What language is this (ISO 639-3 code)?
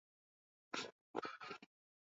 swa